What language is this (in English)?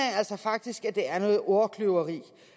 Danish